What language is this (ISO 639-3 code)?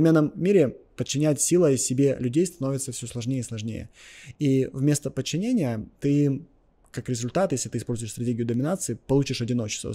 rus